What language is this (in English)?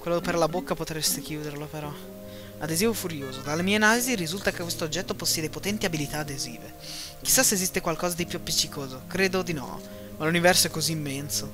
Italian